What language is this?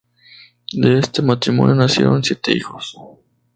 Spanish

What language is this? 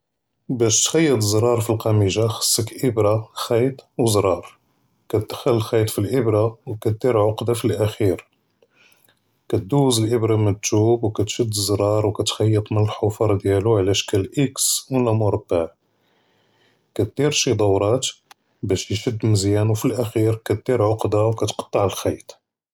Judeo-Arabic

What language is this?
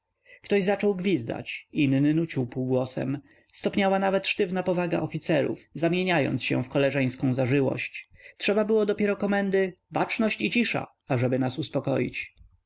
Polish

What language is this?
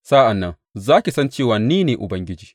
Hausa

